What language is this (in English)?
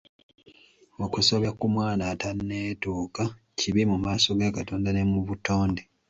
Ganda